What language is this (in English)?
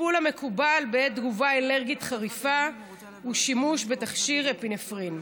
Hebrew